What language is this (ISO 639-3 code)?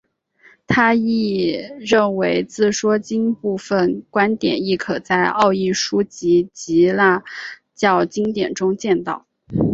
zho